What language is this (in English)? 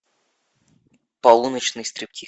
Russian